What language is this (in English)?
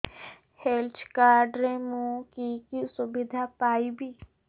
Odia